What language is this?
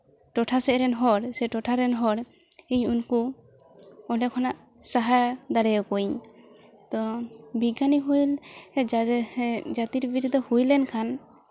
Santali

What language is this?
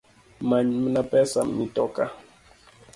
Luo (Kenya and Tanzania)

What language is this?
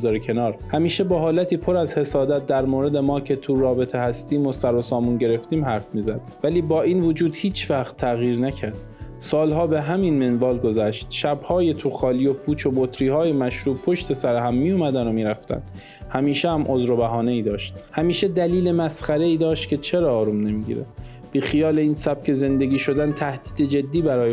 Persian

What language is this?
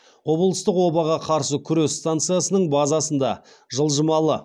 Kazakh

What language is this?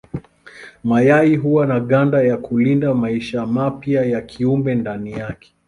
Swahili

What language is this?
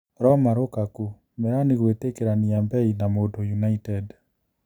Kikuyu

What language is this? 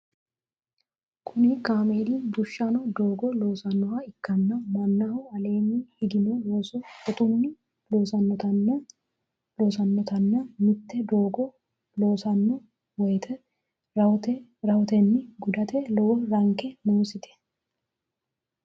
Sidamo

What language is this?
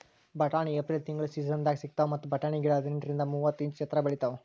Kannada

